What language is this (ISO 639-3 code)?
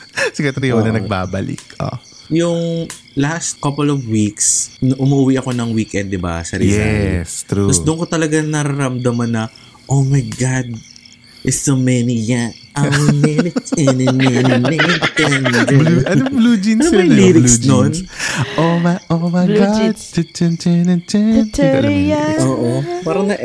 fil